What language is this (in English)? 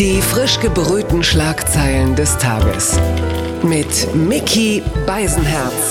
German